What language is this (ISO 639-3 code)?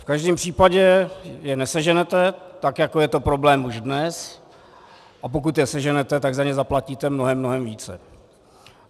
ces